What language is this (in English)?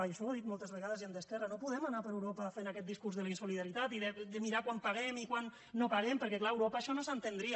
Catalan